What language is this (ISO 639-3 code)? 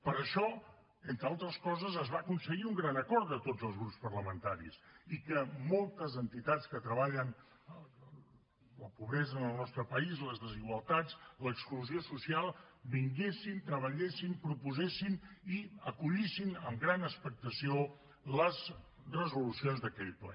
cat